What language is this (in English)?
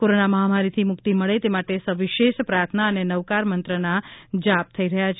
Gujarati